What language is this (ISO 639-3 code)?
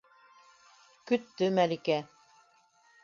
bak